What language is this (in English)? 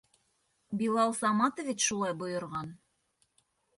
Bashkir